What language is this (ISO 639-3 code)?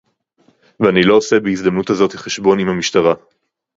heb